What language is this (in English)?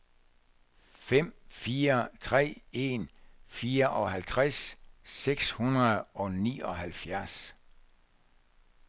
Danish